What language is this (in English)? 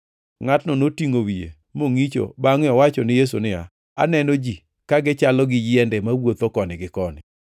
Luo (Kenya and Tanzania)